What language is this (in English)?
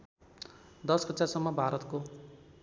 Nepali